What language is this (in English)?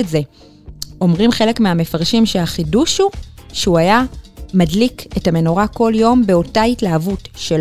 Hebrew